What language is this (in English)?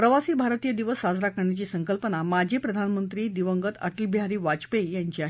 Marathi